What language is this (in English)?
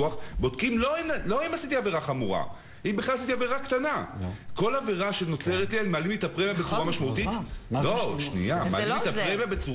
Hebrew